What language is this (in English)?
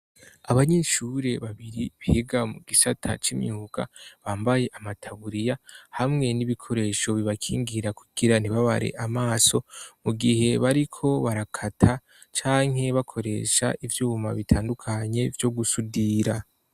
Rundi